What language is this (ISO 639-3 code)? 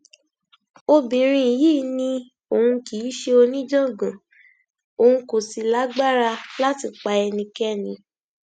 yor